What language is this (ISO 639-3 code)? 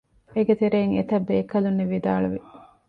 div